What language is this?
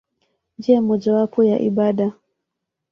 Swahili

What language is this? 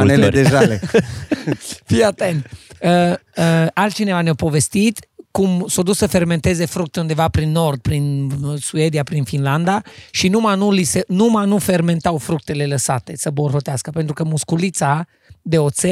Romanian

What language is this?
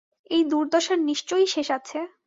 Bangla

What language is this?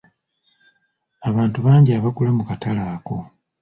Ganda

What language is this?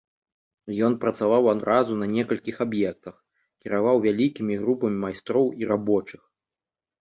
Belarusian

